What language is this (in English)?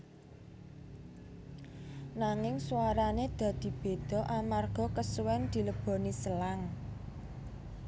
Javanese